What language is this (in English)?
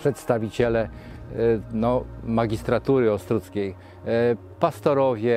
Polish